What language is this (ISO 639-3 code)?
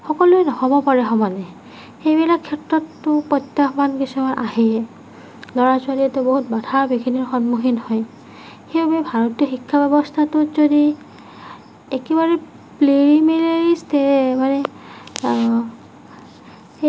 asm